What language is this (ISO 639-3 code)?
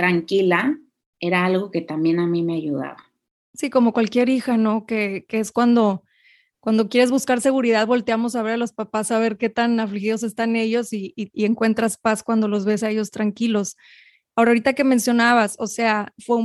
spa